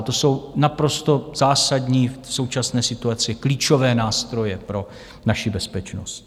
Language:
Czech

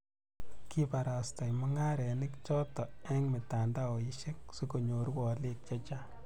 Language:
Kalenjin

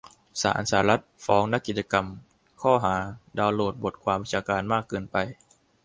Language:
Thai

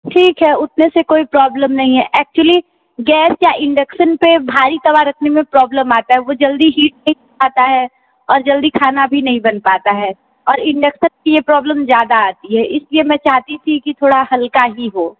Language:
Hindi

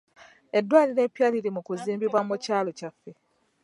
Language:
Ganda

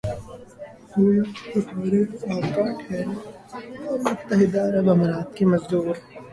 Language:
Urdu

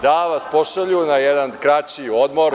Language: Serbian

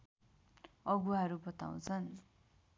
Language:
Nepali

